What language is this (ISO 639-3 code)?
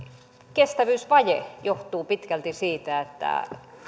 fin